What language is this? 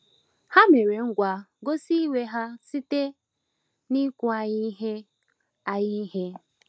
Igbo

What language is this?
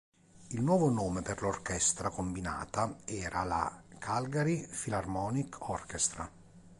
Italian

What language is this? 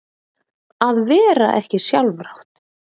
Icelandic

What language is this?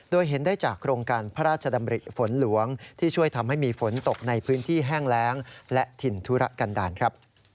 Thai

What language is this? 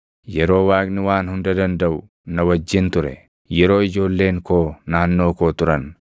Oromo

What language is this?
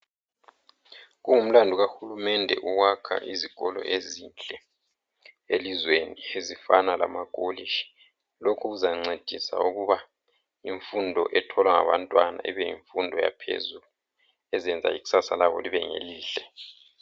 North Ndebele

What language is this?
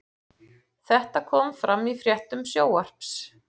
Icelandic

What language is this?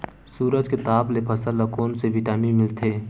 Chhattisgarhi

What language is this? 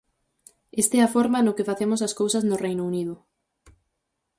Galician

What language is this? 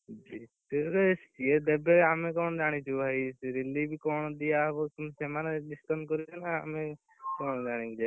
Odia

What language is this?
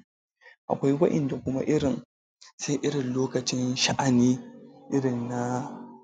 Hausa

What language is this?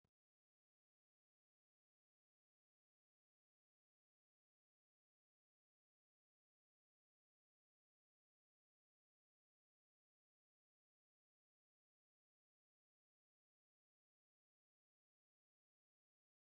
Oromo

